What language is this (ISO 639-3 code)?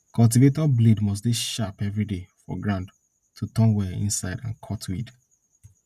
pcm